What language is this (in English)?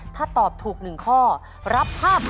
Thai